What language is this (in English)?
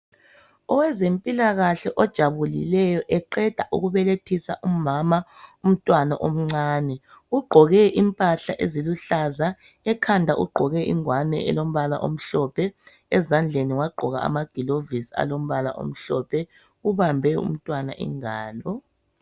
North Ndebele